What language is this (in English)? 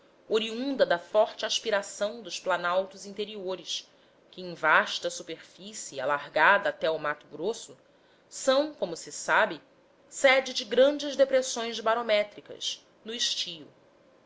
Portuguese